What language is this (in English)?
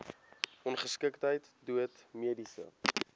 Afrikaans